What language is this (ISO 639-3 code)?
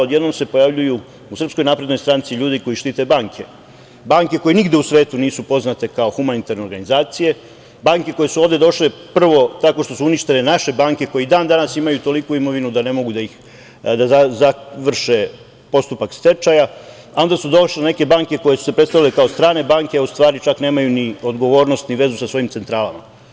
srp